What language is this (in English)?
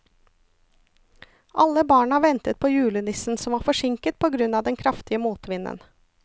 Norwegian